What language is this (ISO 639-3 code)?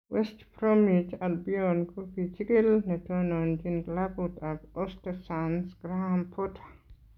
kln